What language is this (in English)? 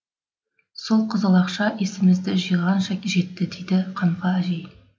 Kazakh